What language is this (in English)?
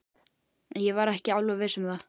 Icelandic